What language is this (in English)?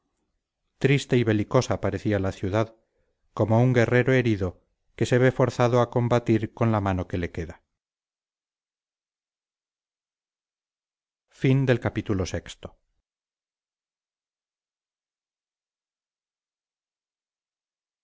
Spanish